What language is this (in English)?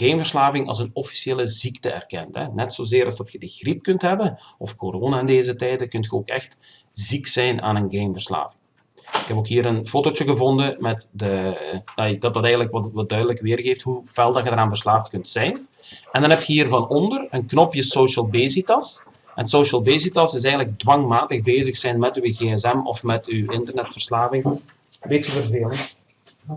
Dutch